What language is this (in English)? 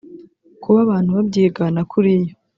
Kinyarwanda